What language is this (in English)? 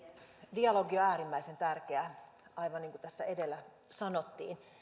Finnish